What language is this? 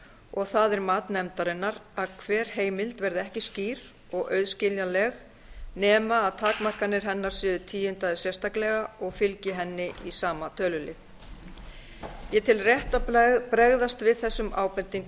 Icelandic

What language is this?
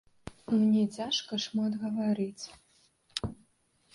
Belarusian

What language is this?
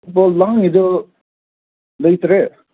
Manipuri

